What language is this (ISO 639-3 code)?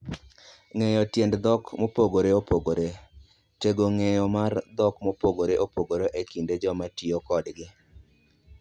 luo